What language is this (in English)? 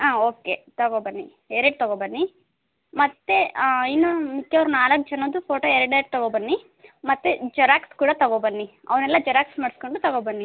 Kannada